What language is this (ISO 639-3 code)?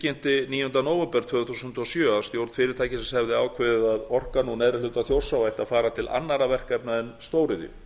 isl